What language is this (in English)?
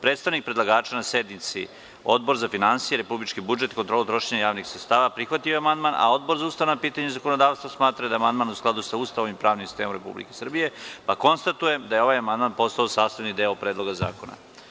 Serbian